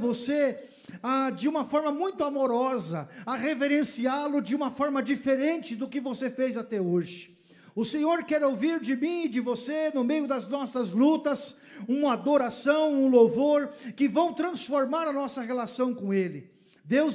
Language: Portuguese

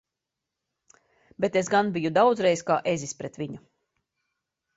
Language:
Latvian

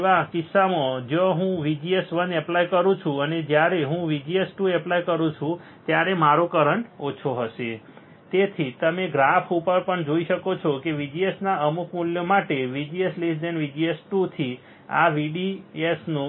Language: Gujarati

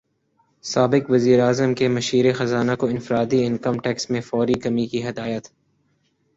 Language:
Urdu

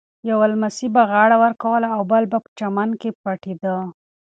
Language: Pashto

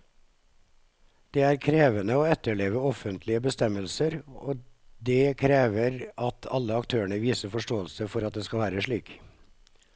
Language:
Norwegian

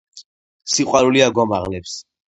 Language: Georgian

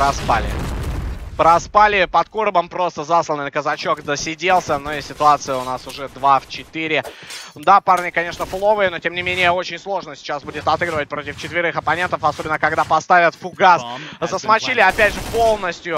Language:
Russian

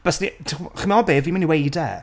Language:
Welsh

